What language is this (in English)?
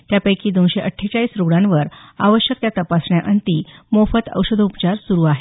Marathi